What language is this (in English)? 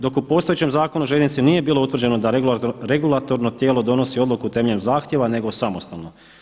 Croatian